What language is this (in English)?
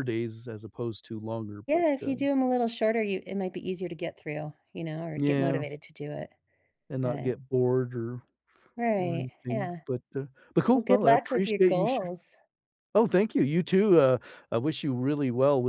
English